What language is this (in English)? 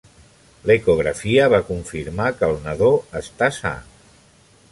Catalan